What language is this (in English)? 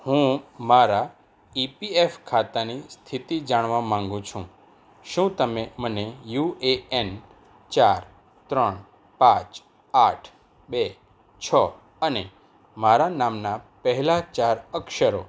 Gujarati